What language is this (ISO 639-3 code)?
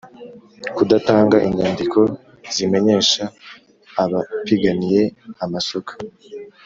kin